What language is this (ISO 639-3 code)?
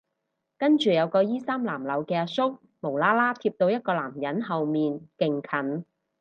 yue